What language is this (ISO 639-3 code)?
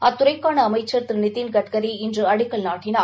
tam